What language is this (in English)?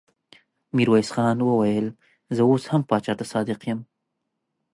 Pashto